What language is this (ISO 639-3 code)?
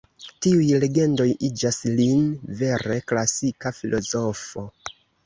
epo